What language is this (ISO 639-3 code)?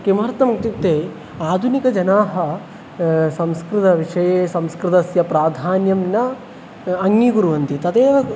san